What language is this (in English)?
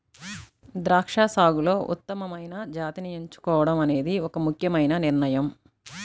Telugu